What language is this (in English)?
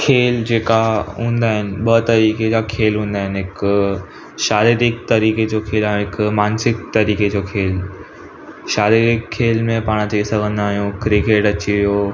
Sindhi